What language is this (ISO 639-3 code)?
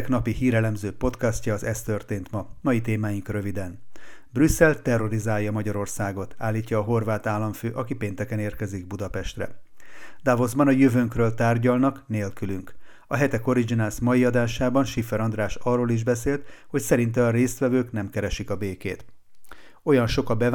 hun